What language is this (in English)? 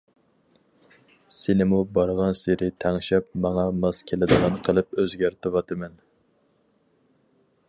Uyghur